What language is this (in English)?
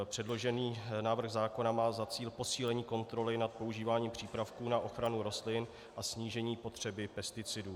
Czech